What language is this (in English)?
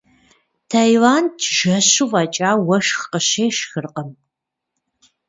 Kabardian